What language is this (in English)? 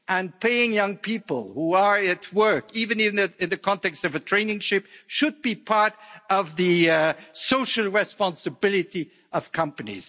English